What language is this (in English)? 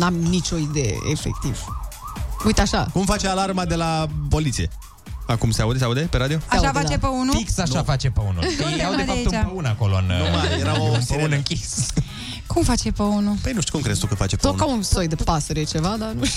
Romanian